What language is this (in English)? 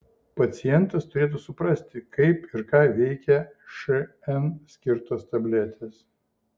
Lithuanian